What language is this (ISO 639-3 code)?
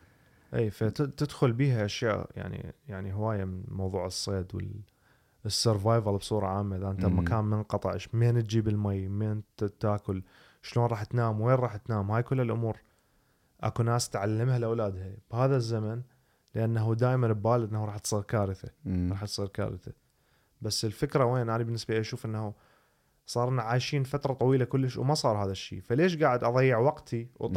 ara